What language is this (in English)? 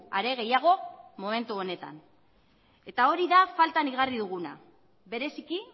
Basque